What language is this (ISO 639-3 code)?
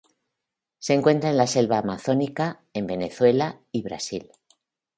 spa